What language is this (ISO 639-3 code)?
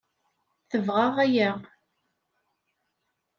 kab